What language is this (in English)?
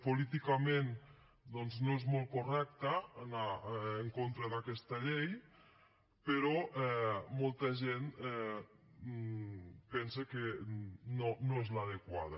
Catalan